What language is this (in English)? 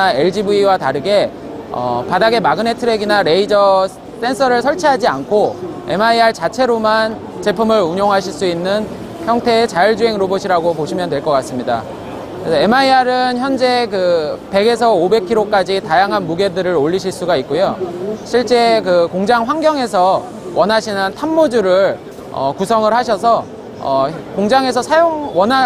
Korean